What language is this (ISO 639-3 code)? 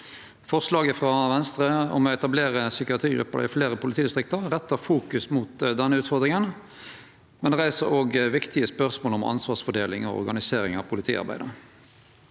nor